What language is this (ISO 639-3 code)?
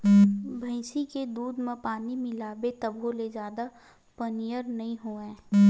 hne